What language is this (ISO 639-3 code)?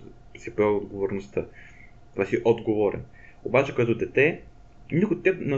bul